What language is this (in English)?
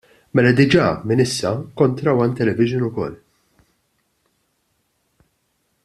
Maltese